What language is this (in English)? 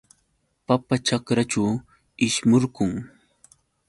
Yauyos Quechua